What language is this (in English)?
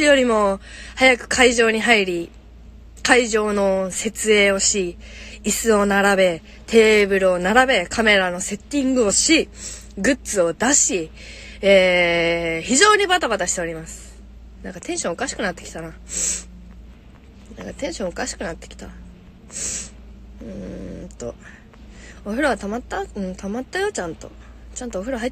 Japanese